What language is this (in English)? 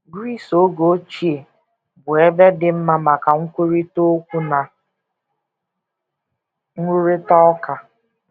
Igbo